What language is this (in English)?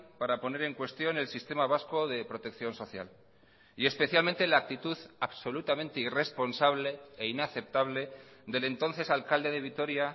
Spanish